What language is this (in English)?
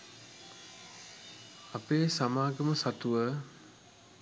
Sinhala